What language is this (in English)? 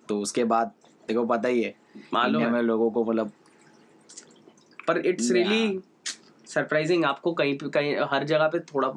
Hindi